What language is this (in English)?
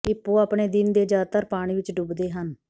Punjabi